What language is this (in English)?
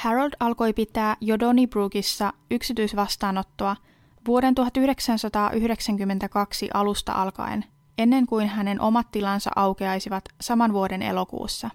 Finnish